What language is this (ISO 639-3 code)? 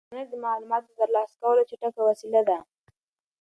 pus